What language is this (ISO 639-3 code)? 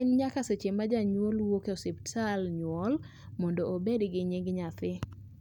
luo